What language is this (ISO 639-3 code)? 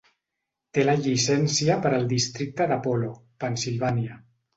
cat